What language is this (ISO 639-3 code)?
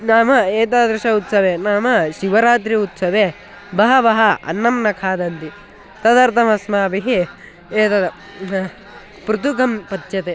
san